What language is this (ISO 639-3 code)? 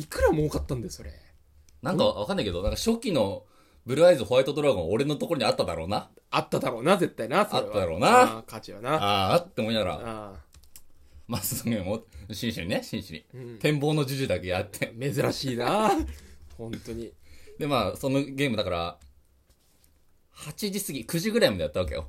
jpn